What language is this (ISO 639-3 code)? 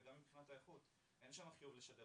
heb